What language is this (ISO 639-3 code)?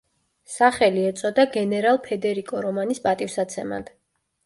kat